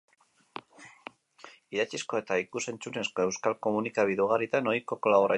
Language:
Basque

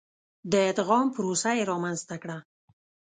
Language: Pashto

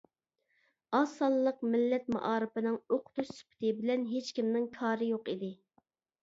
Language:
Uyghur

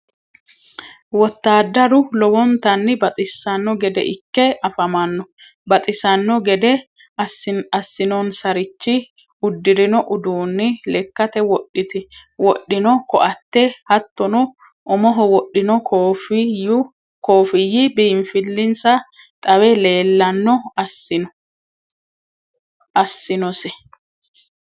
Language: Sidamo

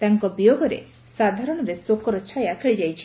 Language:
Odia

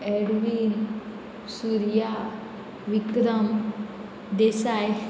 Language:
Konkani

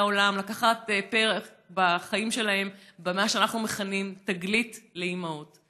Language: Hebrew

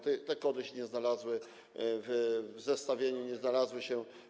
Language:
Polish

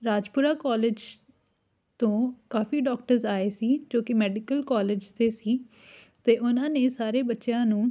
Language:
Punjabi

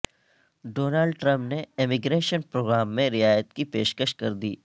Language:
Urdu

